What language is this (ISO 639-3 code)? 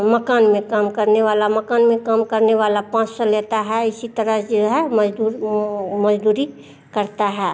hin